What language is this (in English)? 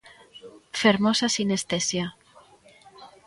Galician